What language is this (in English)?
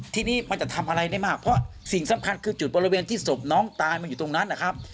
Thai